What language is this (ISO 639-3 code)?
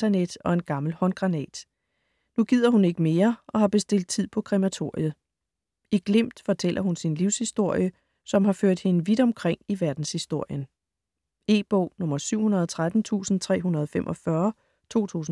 dan